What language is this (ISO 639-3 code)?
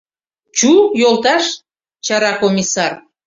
chm